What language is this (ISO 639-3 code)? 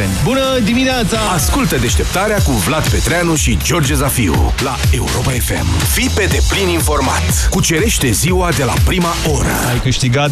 ron